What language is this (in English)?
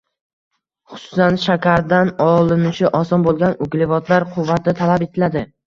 Uzbek